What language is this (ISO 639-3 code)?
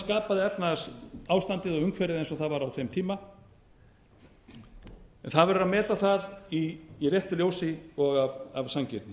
isl